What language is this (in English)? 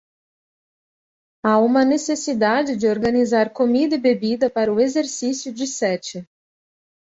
Portuguese